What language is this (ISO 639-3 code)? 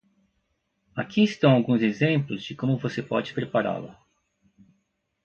por